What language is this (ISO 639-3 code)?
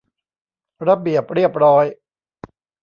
tha